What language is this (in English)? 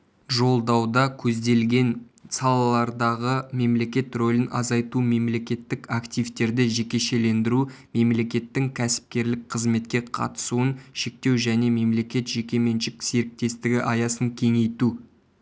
Kazakh